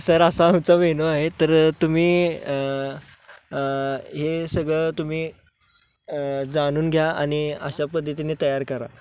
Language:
Marathi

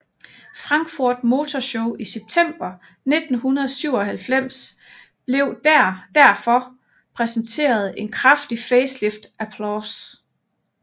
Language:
Danish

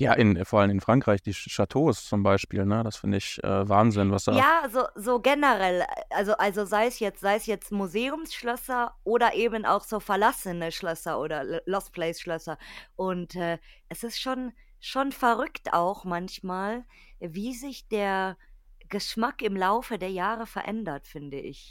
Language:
German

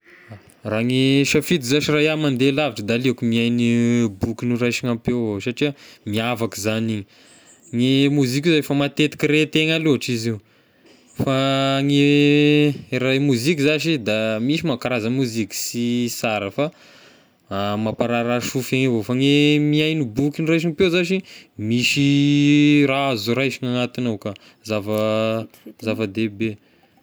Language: Tesaka Malagasy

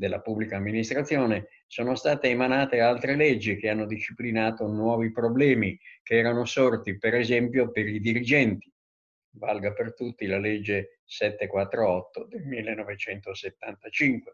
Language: Italian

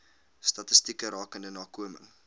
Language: Afrikaans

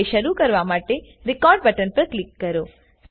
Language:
Gujarati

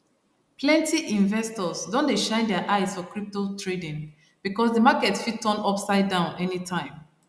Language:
Nigerian Pidgin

